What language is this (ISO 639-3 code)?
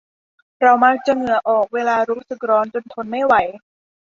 tha